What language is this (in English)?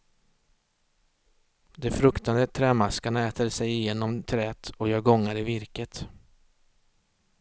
Swedish